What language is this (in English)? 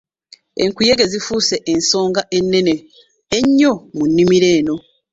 Ganda